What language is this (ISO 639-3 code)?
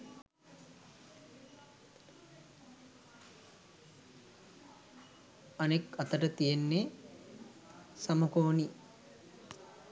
sin